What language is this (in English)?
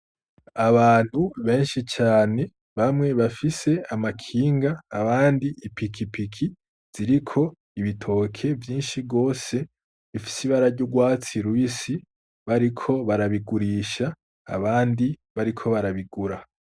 Rundi